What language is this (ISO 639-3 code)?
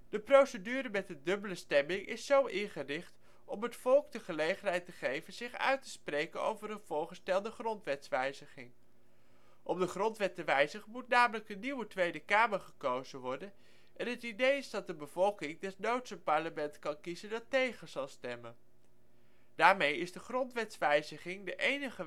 nld